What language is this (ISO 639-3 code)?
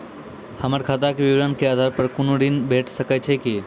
mai